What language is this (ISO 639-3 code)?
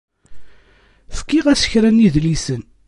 kab